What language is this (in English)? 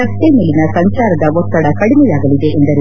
Kannada